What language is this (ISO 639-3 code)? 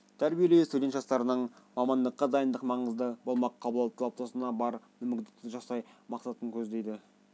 kaz